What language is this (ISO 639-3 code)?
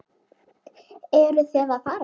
isl